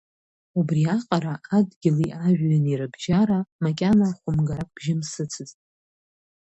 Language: Abkhazian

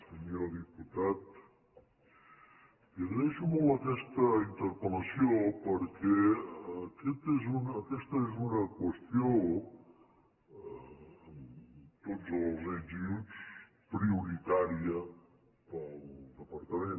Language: Catalan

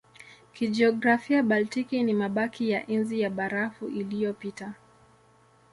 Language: Swahili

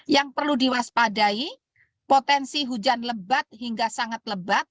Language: Indonesian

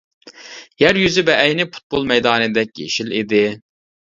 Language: Uyghur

